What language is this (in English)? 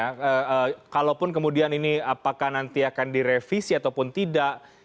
Indonesian